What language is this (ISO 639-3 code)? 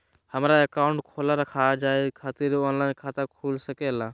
mag